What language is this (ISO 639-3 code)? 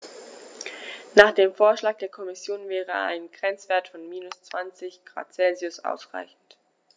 deu